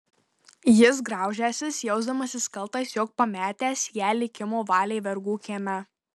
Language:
Lithuanian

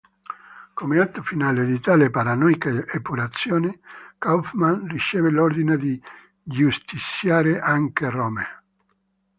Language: Italian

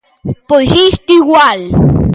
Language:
Galician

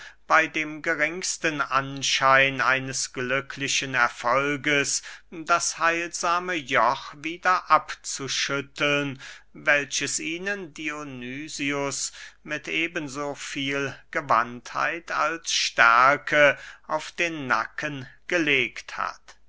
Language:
German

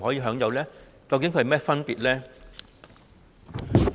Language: Cantonese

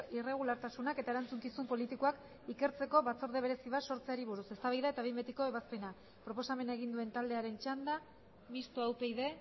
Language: Basque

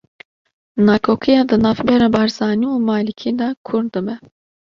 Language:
Kurdish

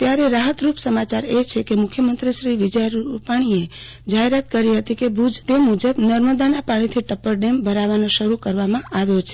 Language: Gujarati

